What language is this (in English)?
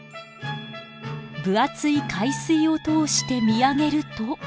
Japanese